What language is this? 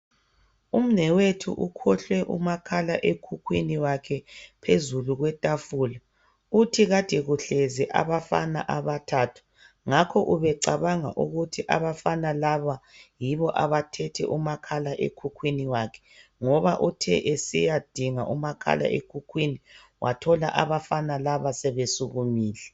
North Ndebele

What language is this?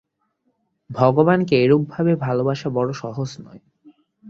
Bangla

